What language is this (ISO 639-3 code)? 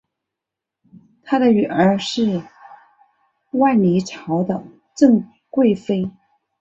zho